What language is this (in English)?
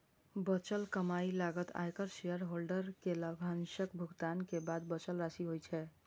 Maithili